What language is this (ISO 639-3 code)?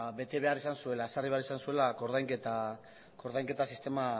eus